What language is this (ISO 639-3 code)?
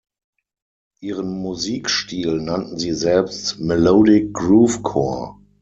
deu